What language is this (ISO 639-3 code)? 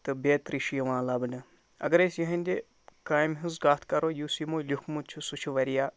kas